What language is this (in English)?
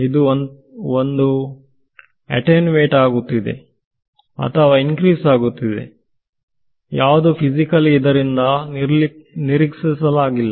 Kannada